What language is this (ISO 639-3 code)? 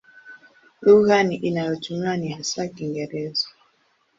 swa